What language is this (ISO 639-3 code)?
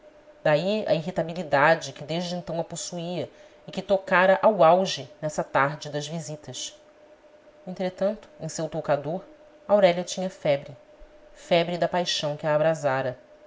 por